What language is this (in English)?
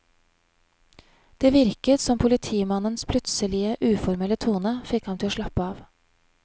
Norwegian